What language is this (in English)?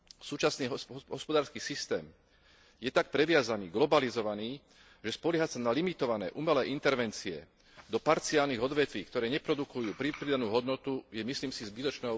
Slovak